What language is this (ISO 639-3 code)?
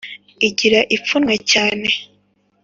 kin